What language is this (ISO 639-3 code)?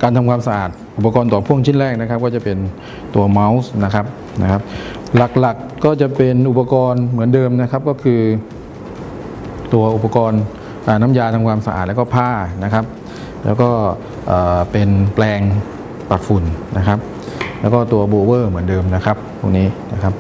tha